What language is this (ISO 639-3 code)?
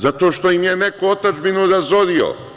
srp